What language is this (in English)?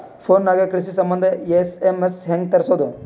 Kannada